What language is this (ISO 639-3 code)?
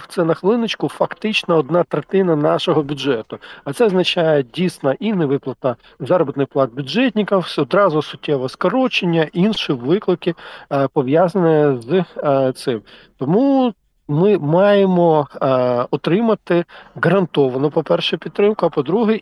ukr